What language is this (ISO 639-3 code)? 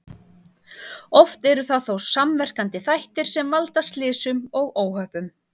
isl